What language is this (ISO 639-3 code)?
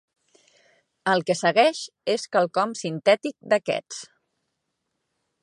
cat